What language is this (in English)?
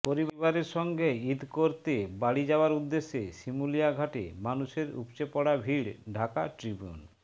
Bangla